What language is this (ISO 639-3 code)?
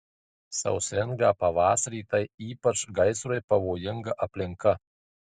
lit